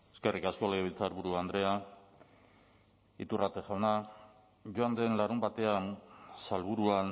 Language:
Basque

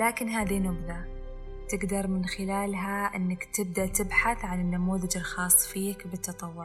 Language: Arabic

